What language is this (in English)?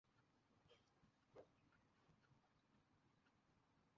Bangla